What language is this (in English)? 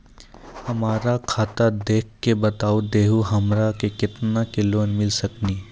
Maithili